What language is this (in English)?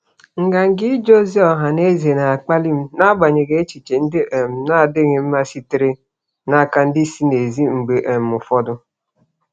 Igbo